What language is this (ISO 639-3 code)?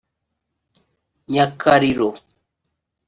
kin